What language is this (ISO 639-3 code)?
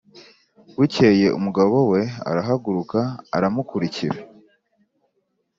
kin